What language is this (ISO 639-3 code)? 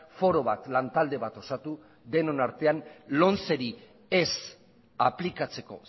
eus